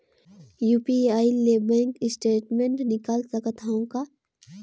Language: Chhattisgarhi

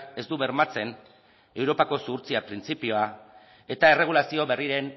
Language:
Basque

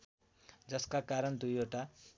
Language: Nepali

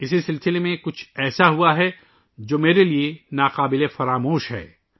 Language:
Urdu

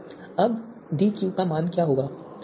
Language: Hindi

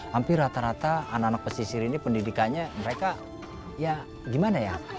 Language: Indonesian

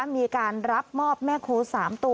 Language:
Thai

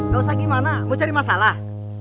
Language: Indonesian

